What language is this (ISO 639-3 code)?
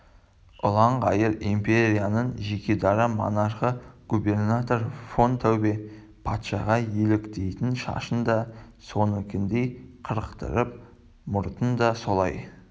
kaz